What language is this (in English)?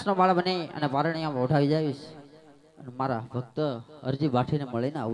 Hindi